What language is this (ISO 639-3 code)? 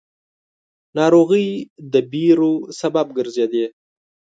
pus